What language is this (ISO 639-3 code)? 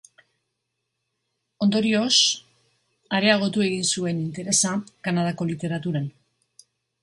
eus